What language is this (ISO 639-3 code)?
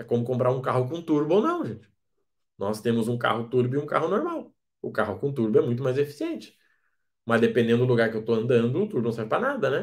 por